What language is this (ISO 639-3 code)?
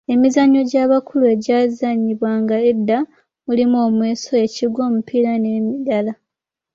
lug